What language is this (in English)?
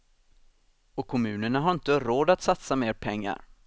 Swedish